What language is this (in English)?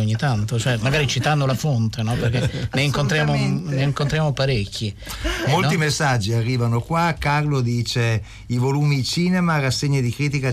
Italian